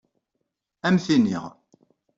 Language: Kabyle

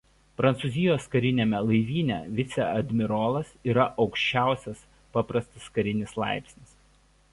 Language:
Lithuanian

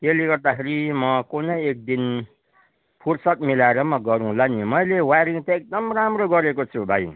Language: Nepali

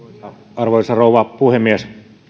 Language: Finnish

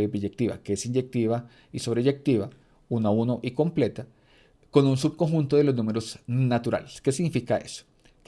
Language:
Spanish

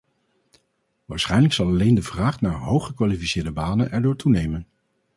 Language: Dutch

